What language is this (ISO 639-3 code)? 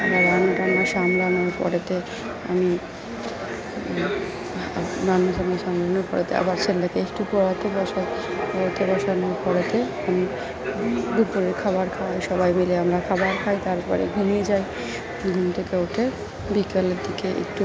ben